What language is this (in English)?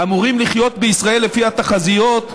Hebrew